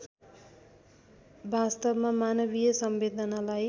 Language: Nepali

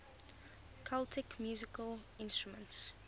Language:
English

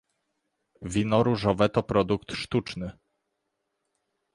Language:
Polish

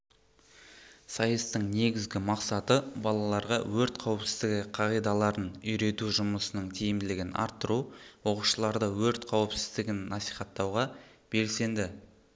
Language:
Kazakh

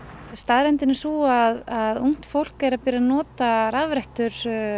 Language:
Icelandic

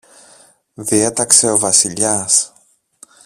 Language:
Greek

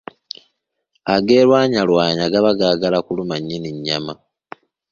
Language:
Ganda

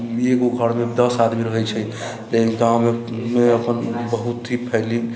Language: Maithili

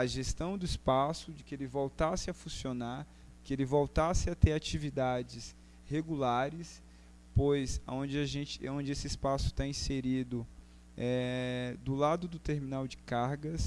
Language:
Portuguese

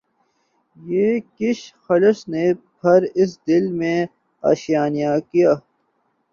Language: Urdu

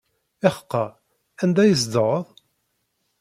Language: Kabyle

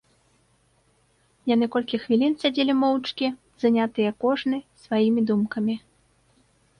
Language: Belarusian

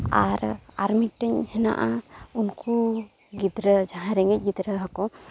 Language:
Santali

